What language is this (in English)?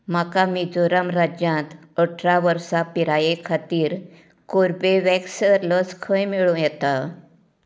Konkani